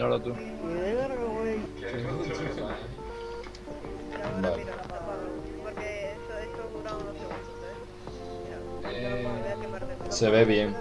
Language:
Spanish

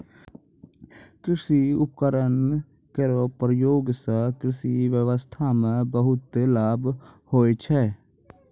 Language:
Maithili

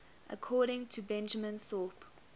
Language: English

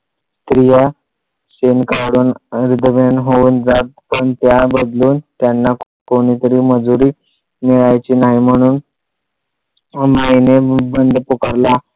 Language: Marathi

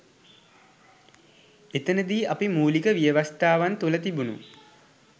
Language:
Sinhala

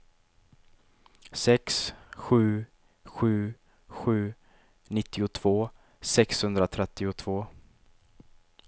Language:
Swedish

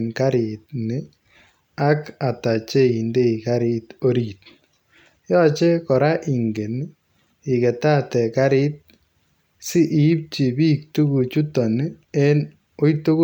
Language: Kalenjin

